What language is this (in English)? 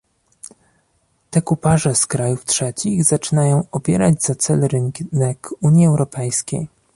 Polish